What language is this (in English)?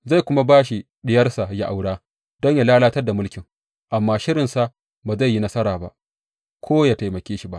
Hausa